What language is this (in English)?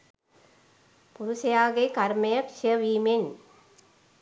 Sinhala